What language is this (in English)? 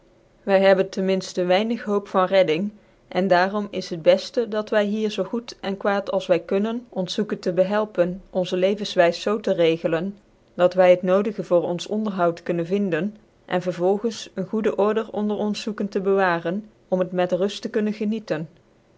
Dutch